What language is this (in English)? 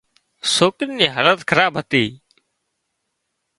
Wadiyara Koli